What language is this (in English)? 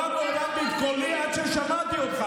Hebrew